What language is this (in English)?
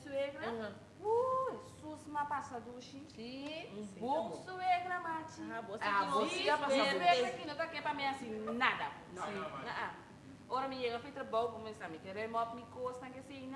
Portuguese